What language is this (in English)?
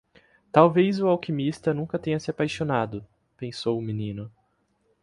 Portuguese